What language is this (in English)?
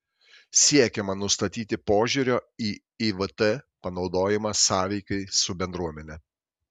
Lithuanian